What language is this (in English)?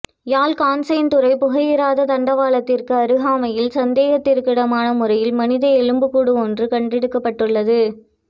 Tamil